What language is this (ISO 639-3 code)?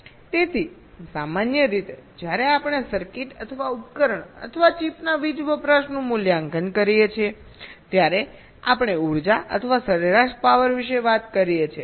guj